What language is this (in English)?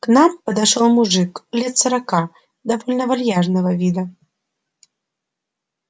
Russian